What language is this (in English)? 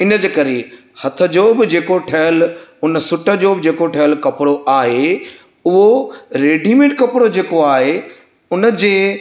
Sindhi